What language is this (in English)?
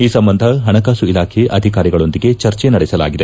Kannada